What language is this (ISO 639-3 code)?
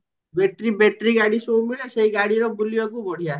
ori